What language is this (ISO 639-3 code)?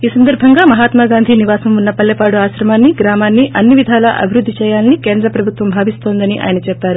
tel